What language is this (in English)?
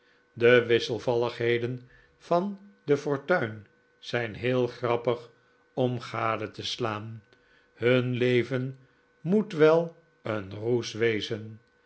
Dutch